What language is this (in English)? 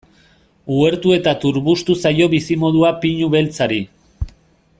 Basque